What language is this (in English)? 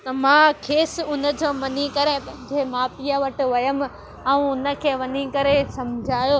Sindhi